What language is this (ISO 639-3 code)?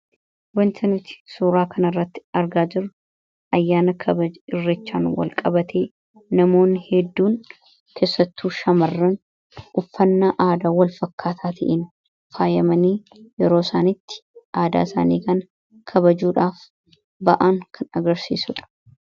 orm